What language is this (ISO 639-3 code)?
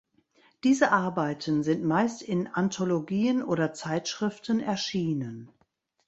deu